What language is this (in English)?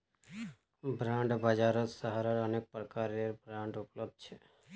Magahi